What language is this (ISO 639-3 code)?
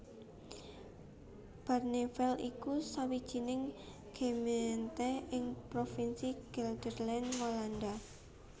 jav